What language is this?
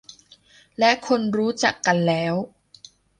Thai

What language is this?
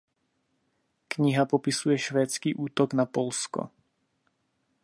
Czech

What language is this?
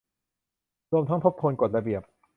Thai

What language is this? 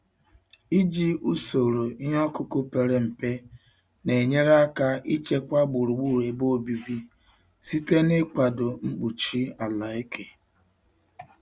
Igbo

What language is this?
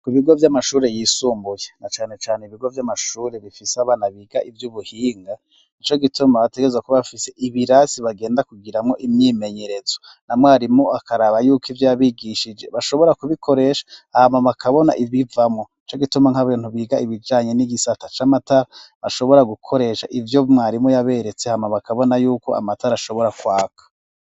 Rundi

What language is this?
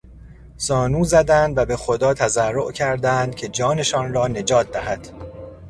Persian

